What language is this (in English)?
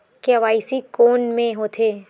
Chhattisgarhi